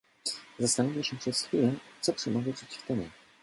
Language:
Polish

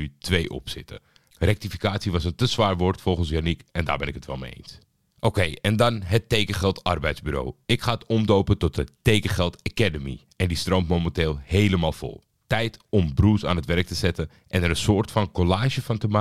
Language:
Dutch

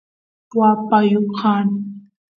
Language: Santiago del Estero Quichua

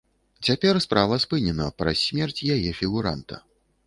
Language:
Belarusian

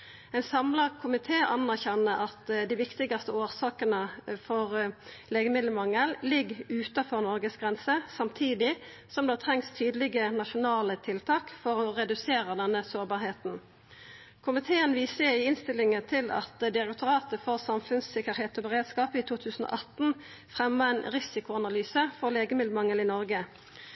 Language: Norwegian Nynorsk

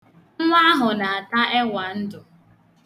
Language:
Igbo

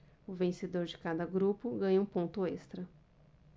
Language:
Portuguese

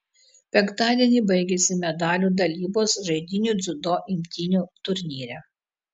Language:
Lithuanian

